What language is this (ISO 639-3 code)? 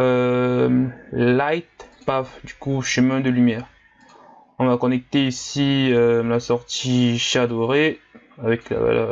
fra